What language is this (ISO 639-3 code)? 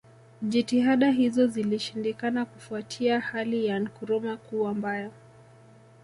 swa